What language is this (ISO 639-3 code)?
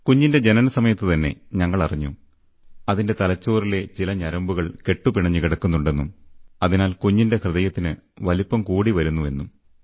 mal